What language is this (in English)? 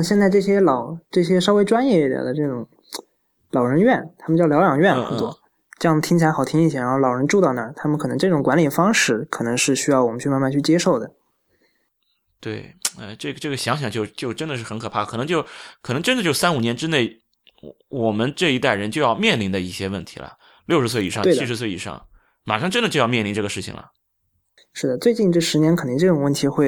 Chinese